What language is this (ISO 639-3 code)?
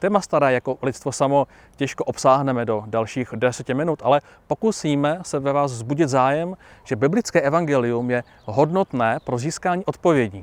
ces